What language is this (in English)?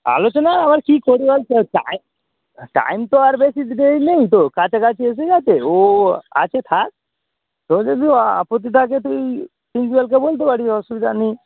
Bangla